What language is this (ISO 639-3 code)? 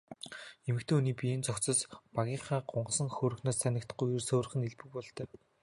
mon